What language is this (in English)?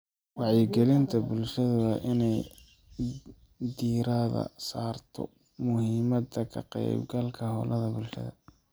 Somali